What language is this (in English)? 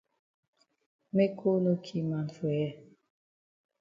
Cameroon Pidgin